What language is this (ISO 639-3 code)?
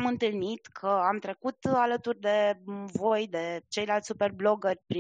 ron